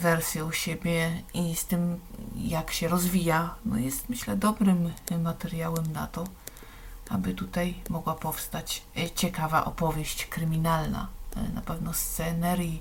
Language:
Polish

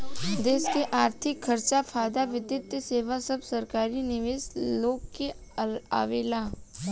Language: Bhojpuri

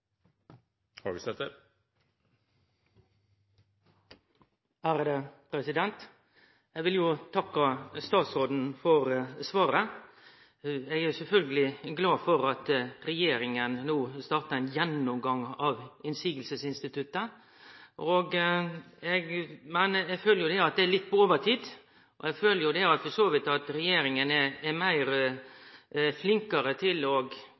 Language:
Norwegian Nynorsk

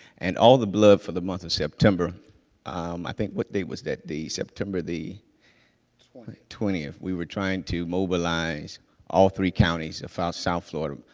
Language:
English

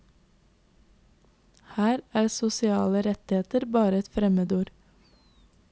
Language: Norwegian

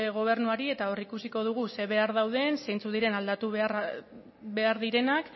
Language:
Basque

